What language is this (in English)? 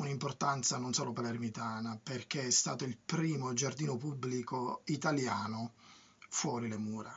Italian